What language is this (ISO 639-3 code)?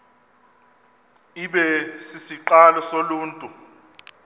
xho